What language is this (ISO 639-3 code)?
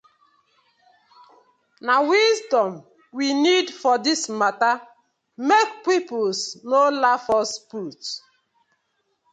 pcm